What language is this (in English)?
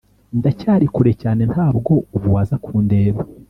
Kinyarwanda